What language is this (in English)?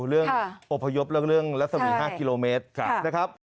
Thai